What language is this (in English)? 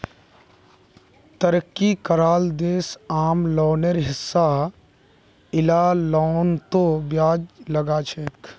Magahi